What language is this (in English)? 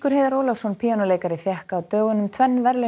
Icelandic